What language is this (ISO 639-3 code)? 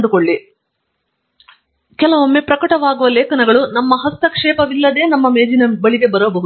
kan